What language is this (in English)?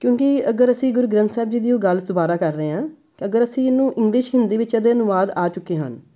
Punjabi